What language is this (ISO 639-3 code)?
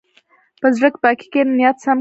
pus